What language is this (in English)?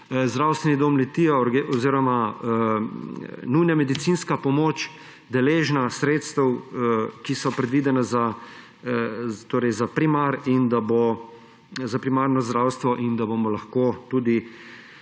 Slovenian